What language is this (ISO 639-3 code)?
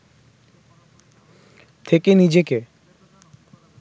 ben